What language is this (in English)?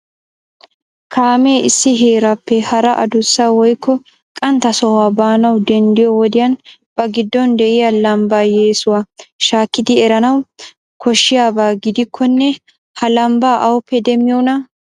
Wolaytta